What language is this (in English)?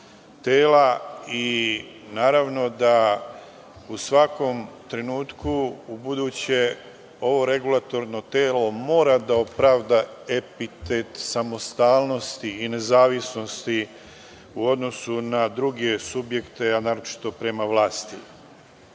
Serbian